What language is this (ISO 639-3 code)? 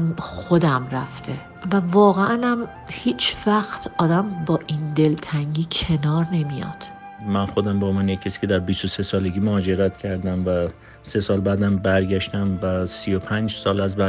fas